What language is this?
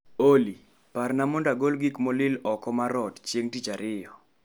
Luo (Kenya and Tanzania)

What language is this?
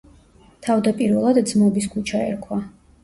Georgian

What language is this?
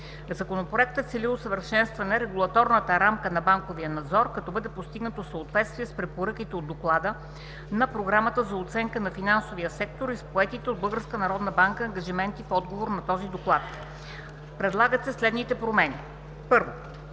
Bulgarian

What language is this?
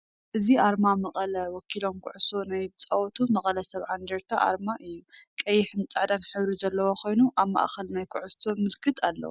Tigrinya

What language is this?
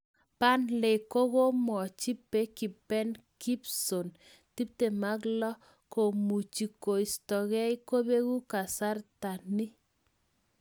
Kalenjin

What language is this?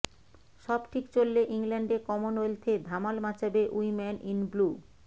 Bangla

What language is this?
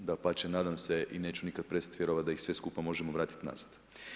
Croatian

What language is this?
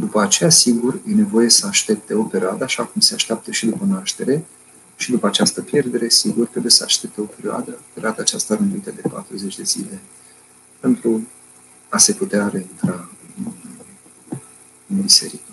Romanian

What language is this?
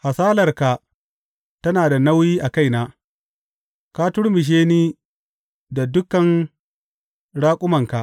Hausa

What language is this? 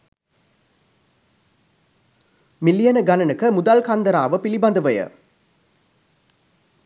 Sinhala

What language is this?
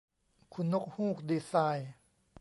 Thai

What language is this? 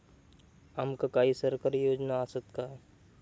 Marathi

